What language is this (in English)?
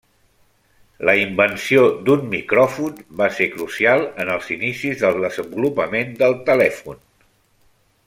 Catalan